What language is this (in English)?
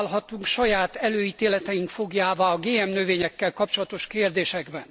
Hungarian